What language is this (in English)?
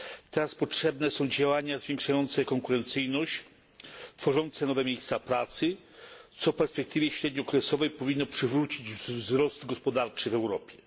Polish